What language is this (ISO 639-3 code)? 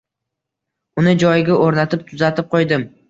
uzb